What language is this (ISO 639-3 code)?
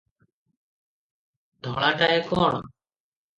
ori